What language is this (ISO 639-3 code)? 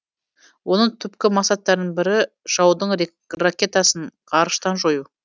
kaz